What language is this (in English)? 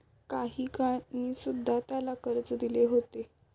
Marathi